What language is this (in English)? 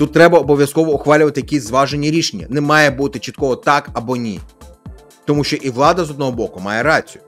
Ukrainian